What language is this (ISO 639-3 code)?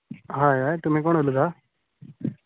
kok